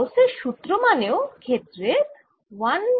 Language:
Bangla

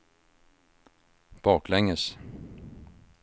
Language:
Swedish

